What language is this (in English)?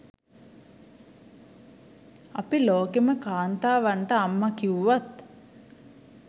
Sinhala